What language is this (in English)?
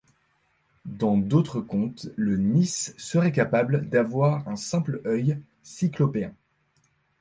French